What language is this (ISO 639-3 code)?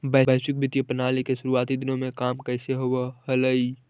mag